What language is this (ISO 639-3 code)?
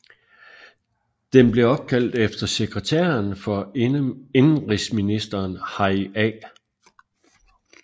dan